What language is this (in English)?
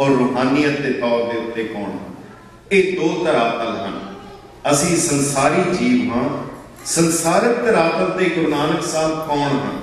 Punjabi